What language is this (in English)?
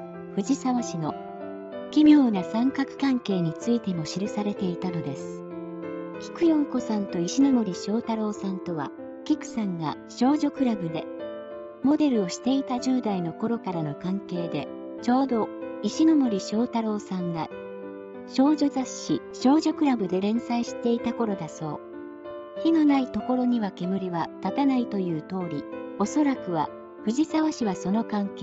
Japanese